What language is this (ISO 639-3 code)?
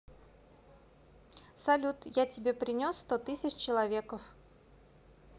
rus